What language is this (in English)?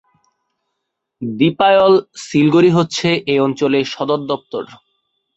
Bangla